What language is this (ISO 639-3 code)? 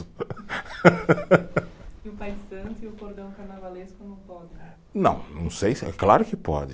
por